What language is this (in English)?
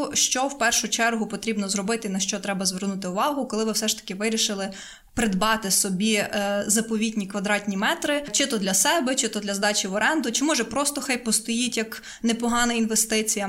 Ukrainian